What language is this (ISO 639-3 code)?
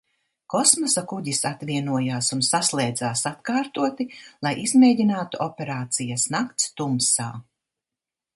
lav